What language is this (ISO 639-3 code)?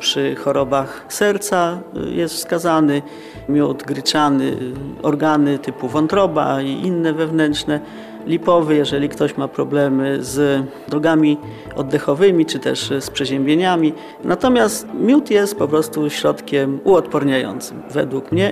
pol